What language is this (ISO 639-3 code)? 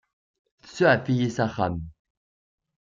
kab